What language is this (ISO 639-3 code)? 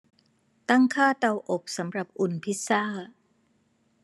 tha